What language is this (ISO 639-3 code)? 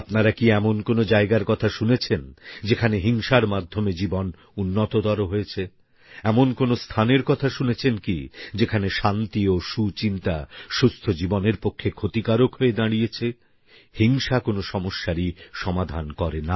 ben